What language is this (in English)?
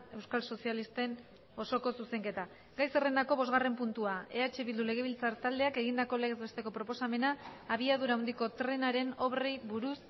Basque